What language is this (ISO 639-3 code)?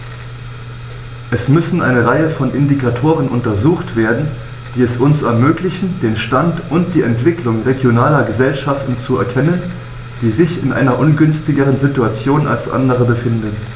deu